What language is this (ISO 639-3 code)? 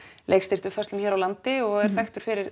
isl